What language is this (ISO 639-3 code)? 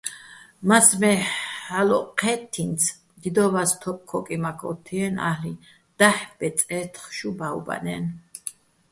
bbl